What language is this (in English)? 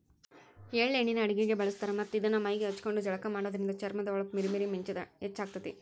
Kannada